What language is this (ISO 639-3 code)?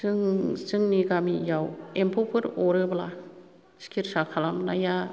brx